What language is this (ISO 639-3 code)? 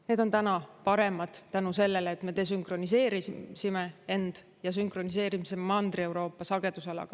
est